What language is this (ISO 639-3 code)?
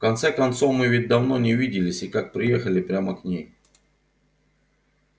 rus